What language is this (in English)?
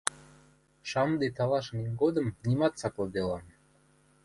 Western Mari